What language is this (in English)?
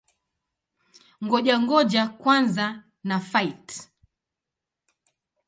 Swahili